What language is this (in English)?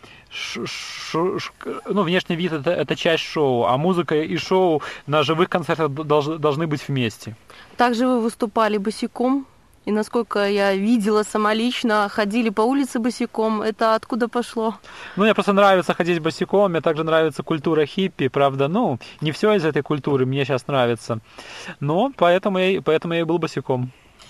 Russian